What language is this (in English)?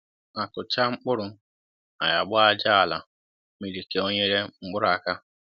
Igbo